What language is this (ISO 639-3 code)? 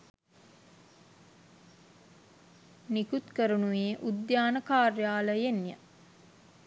sin